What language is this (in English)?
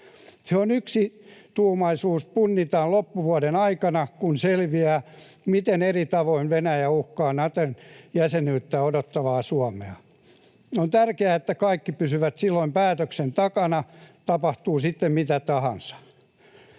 Finnish